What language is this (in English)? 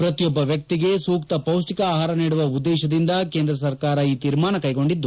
Kannada